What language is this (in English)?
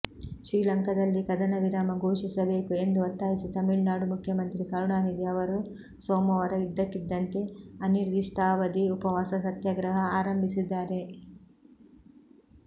Kannada